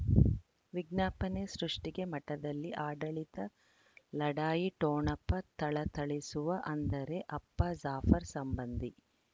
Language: Kannada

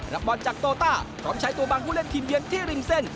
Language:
Thai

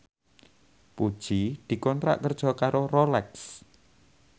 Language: Javanese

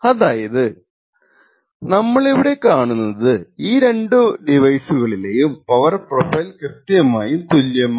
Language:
Malayalam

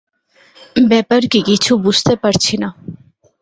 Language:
Bangla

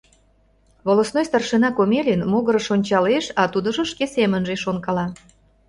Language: Mari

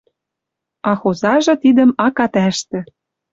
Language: Western Mari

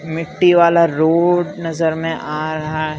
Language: Hindi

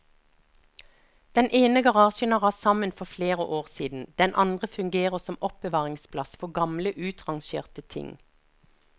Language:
Norwegian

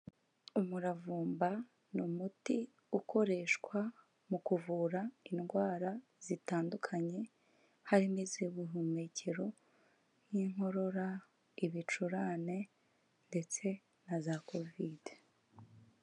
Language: Kinyarwanda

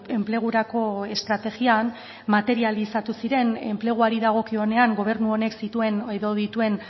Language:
Basque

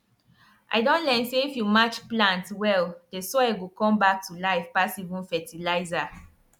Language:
Nigerian Pidgin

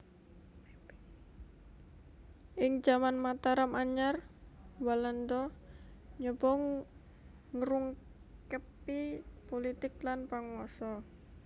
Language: Javanese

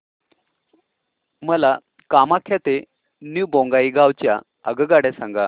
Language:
Marathi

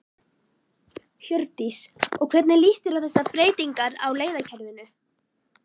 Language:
Icelandic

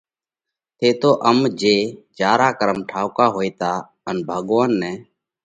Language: Parkari Koli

